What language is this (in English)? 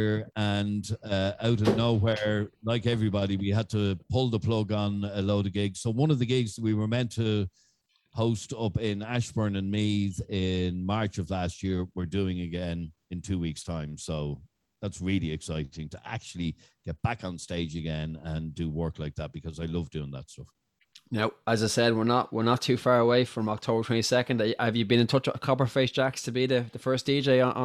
English